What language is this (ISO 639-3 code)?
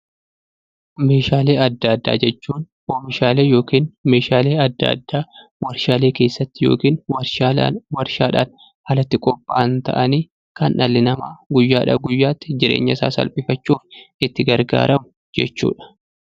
orm